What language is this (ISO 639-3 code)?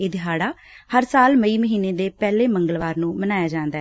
pan